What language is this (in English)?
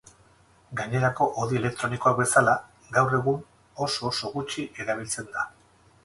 Basque